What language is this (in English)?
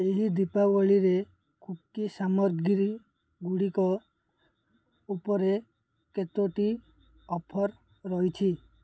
Odia